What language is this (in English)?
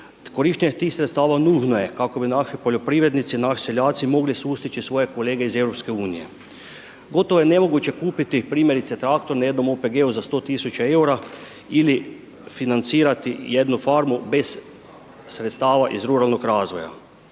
Croatian